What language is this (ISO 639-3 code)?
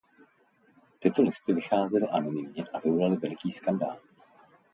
ces